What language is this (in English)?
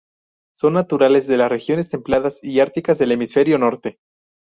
Spanish